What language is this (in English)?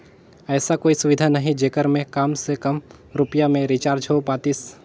Chhattisgarhi